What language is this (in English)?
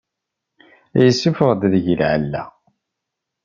Kabyle